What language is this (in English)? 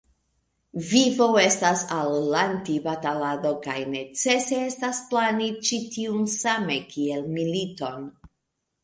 Esperanto